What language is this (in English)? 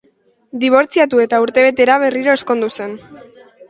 Basque